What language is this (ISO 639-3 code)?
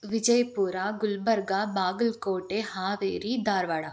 kan